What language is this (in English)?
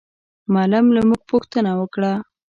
Pashto